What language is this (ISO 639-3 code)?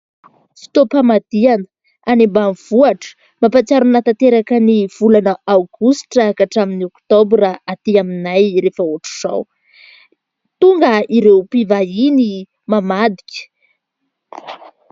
mlg